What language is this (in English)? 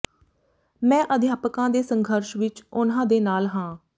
Punjabi